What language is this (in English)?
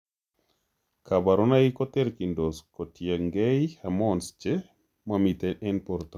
Kalenjin